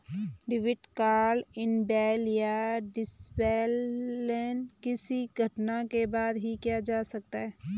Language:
Hindi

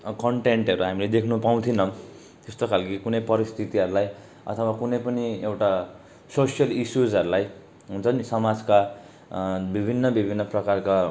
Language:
Nepali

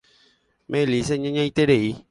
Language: Guarani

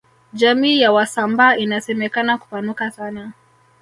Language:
Swahili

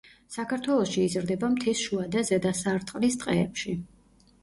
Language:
Georgian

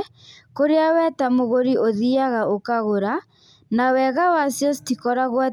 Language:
Kikuyu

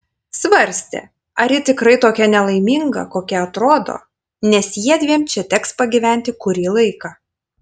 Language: Lithuanian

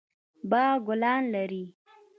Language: Pashto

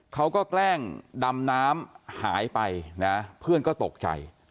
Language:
Thai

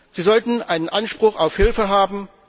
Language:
German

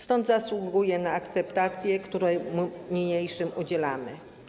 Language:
Polish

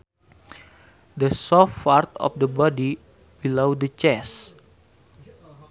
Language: Sundanese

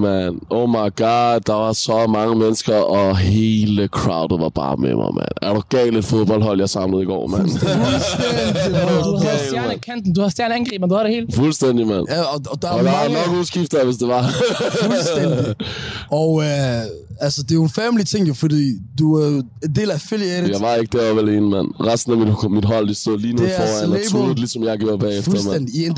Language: Danish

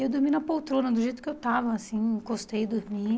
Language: Portuguese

